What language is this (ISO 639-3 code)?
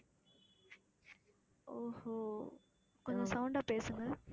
tam